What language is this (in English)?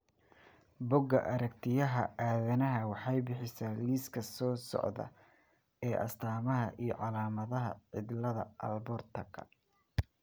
Somali